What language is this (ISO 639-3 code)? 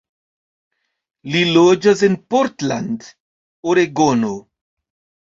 epo